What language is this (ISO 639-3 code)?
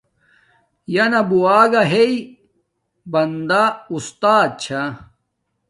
dmk